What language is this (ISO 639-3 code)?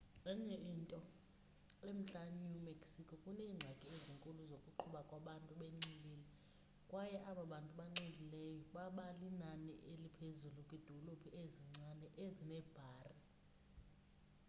xho